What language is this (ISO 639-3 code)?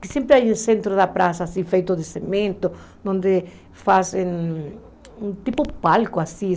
por